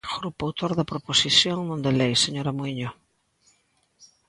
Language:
Galician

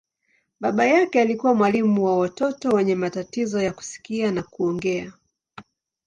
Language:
Swahili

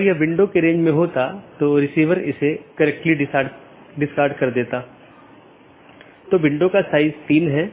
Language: Hindi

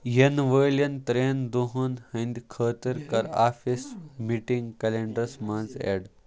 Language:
Kashmiri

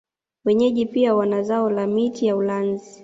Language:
Swahili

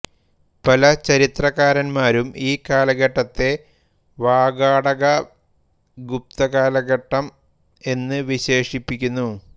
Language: Malayalam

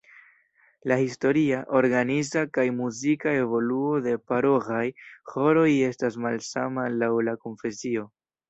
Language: Esperanto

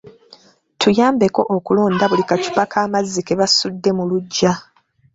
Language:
Ganda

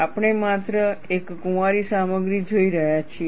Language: Gujarati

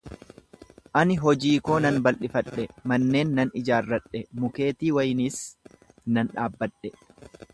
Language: Oromo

